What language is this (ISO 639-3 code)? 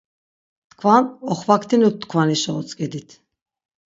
lzz